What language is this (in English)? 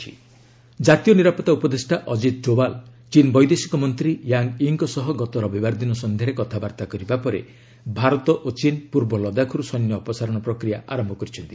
Odia